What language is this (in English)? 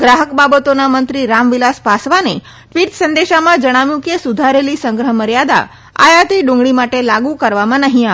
Gujarati